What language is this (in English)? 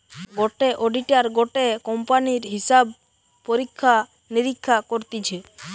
Bangla